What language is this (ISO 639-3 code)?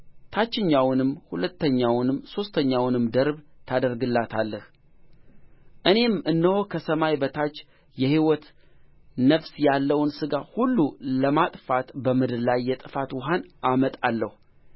amh